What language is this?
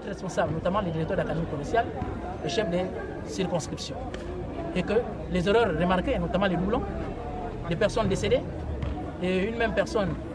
French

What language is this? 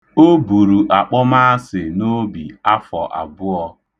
Igbo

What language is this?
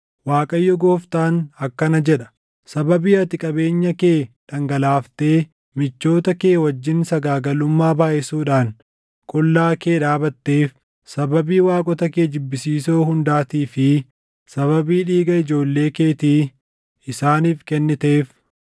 Oromo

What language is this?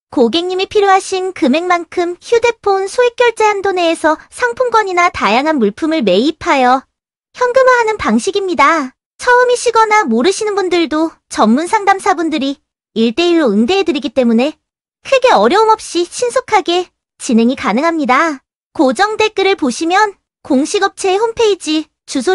Korean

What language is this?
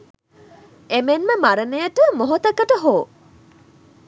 Sinhala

